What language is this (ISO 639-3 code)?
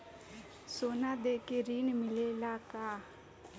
bho